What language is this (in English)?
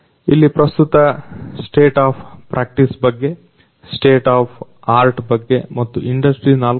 Kannada